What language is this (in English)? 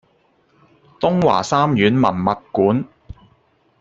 Cantonese